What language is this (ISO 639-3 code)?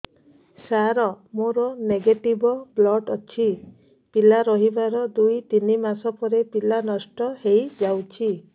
ori